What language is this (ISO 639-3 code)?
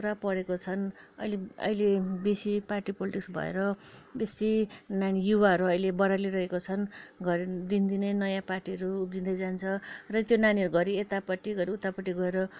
nep